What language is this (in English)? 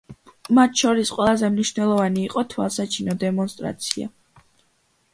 Georgian